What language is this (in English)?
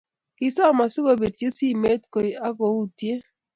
Kalenjin